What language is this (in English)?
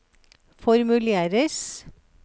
Norwegian